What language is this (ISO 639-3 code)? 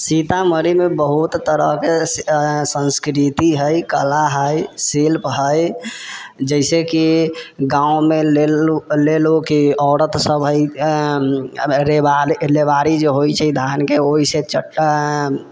mai